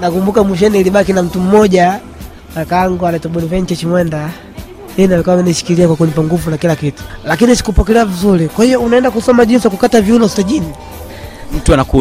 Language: Swahili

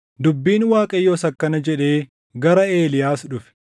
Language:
Oromo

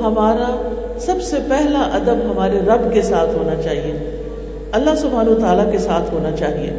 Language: Urdu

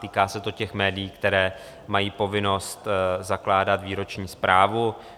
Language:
Czech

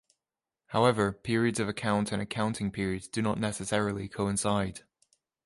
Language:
English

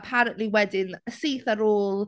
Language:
Welsh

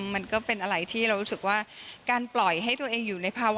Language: Thai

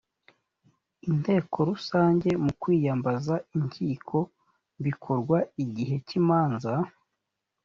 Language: Kinyarwanda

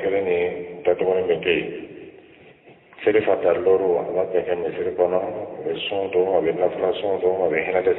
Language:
Arabic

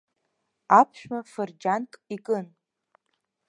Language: Abkhazian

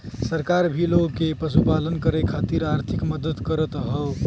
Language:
Bhojpuri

